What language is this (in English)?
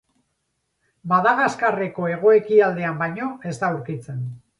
Basque